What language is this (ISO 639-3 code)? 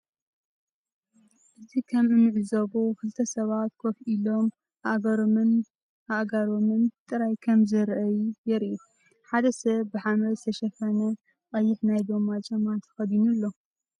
tir